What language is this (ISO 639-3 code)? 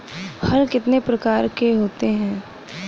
hin